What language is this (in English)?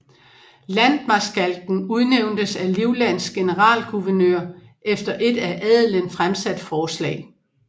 Danish